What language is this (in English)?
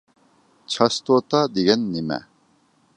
Uyghur